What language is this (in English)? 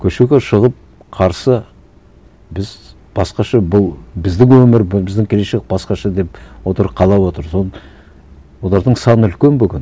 Kazakh